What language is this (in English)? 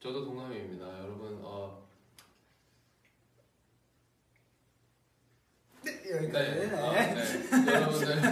Korean